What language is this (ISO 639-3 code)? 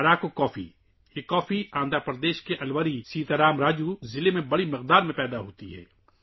urd